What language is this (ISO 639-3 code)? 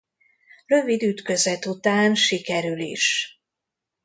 hun